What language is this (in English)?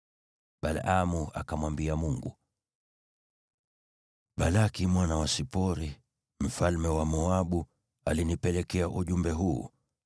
Swahili